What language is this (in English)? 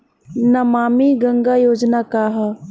Bhojpuri